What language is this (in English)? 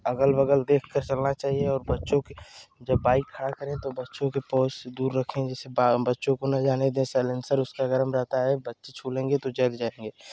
Hindi